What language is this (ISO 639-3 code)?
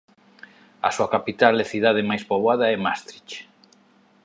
glg